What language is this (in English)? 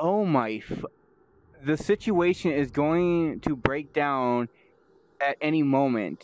English